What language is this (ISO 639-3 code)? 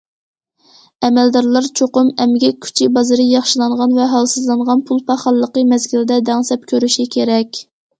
uig